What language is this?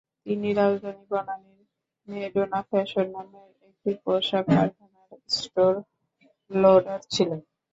Bangla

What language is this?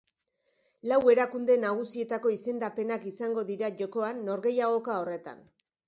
Basque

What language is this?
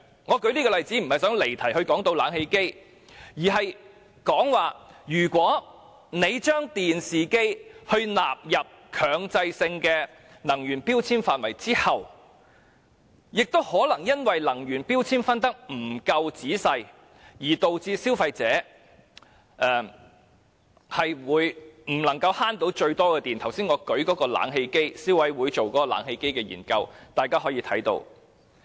Cantonese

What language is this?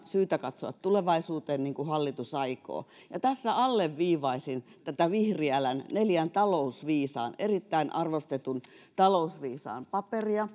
Finnish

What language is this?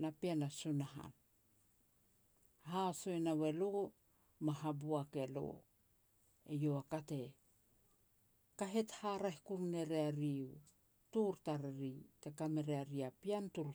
Petats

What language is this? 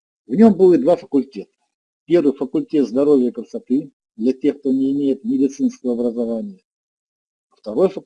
Russian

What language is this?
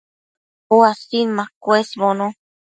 Matsés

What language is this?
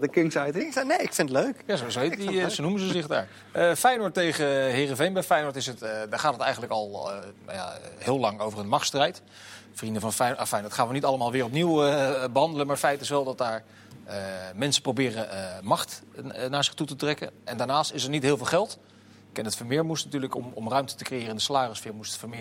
Dutch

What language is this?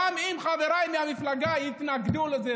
Hebrew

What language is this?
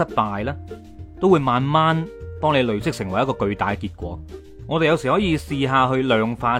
Chinese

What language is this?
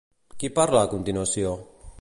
Catalan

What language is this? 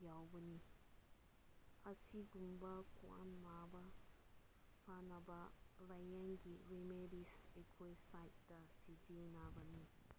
Manipuri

